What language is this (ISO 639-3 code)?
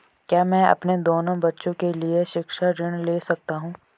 hin